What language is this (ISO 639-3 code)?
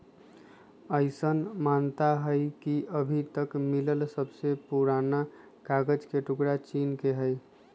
mag